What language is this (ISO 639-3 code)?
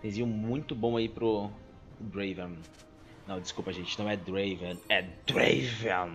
por